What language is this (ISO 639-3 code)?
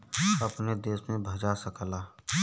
bho